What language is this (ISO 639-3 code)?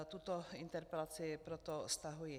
ces